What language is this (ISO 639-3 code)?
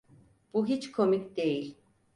tur